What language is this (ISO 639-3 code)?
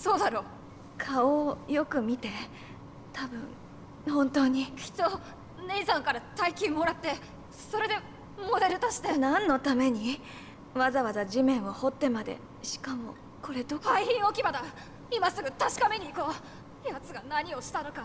jpn